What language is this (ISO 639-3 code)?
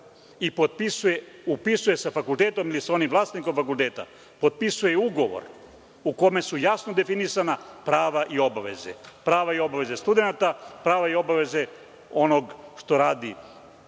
srp